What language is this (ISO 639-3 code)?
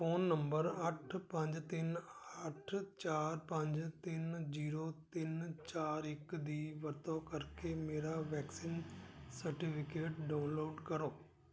pan